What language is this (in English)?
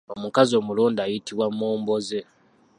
Ganda